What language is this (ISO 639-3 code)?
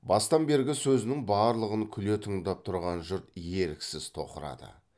kaz